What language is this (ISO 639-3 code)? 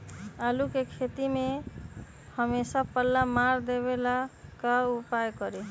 mag